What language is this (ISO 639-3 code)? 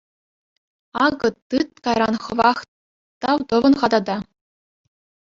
chv